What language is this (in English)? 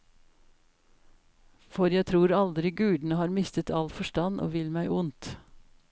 Norwegian